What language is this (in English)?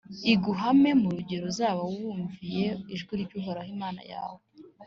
Kinyarwanda